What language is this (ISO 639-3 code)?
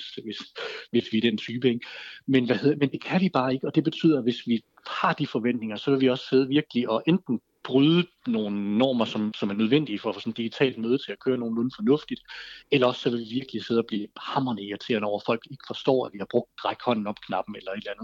dan